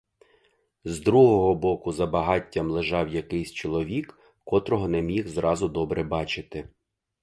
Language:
Ukrainian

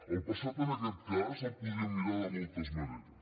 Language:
Catalan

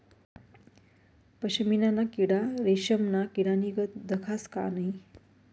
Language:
Marathi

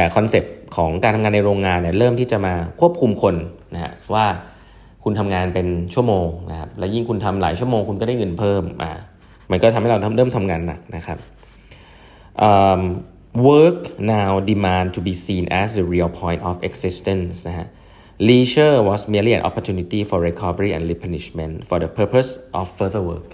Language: Thai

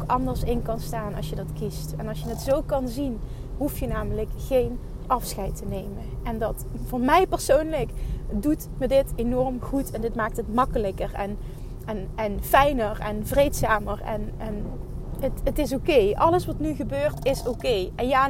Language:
Dutch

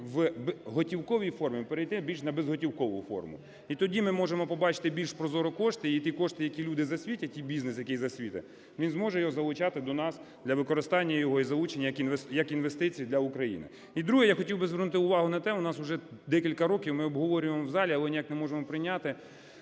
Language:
Ukrainian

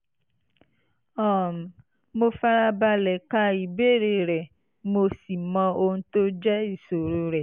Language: Yoruba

